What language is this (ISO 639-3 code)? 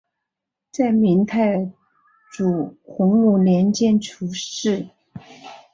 zho